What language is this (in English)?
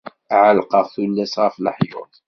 Kabyle